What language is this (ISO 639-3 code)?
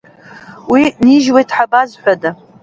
abk